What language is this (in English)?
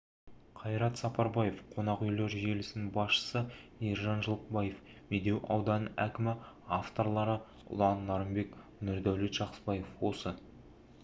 Kazakh